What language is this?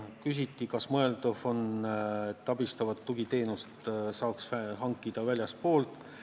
Estonian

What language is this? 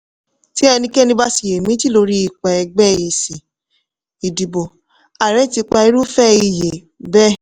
Yoruba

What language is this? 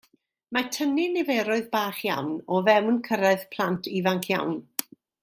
Welsh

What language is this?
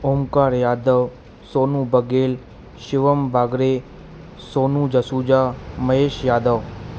Sindhi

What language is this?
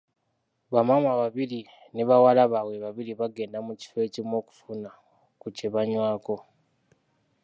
Ganda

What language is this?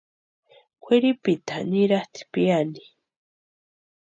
Western Highland Purepecha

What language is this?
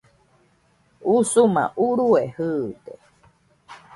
Nüpode Huitoto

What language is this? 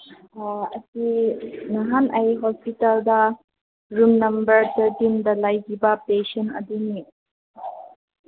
Manipuri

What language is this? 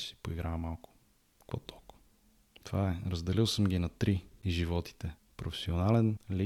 Bulgarian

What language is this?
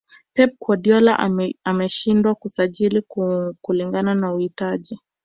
Swahili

